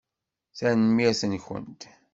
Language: Kabyle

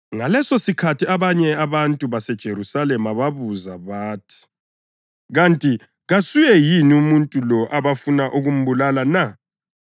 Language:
North Ndebele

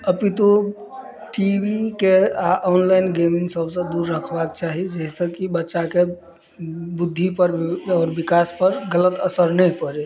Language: Maithili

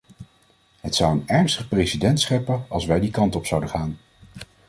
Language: Dutch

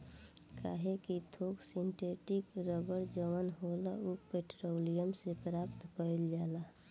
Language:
Bhojpuri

